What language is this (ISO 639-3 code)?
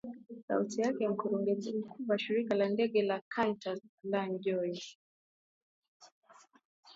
swa